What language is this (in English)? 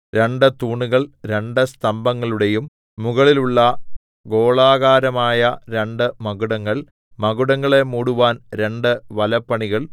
Malayalam